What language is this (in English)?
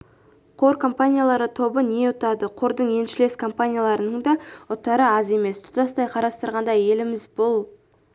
Kazakh